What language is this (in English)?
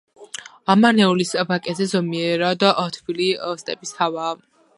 Georgian